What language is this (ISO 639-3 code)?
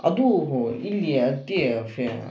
kan